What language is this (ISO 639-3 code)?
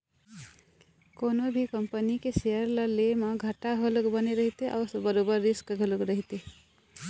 hne